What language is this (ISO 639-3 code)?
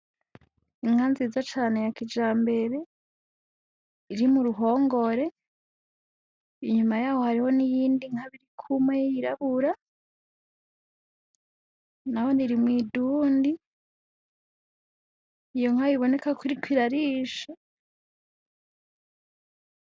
run